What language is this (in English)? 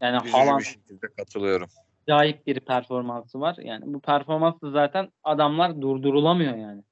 Turkish